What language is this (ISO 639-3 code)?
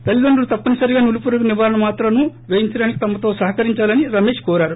tel